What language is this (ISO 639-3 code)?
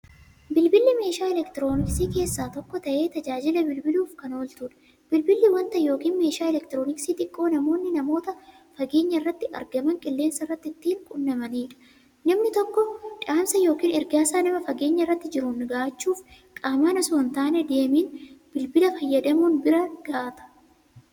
orm